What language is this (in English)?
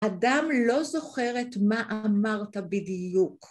Hebrew